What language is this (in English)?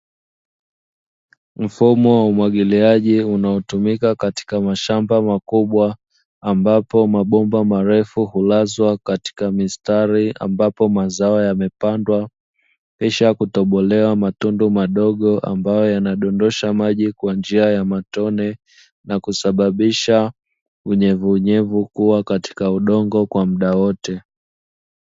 Swahili